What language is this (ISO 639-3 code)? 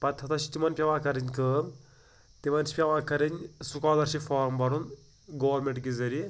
kas